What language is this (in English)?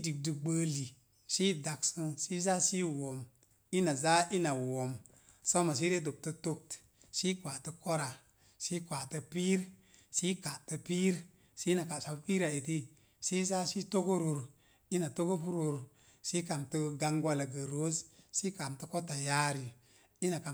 Mom Jango